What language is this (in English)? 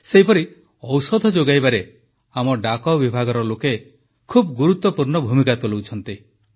Odia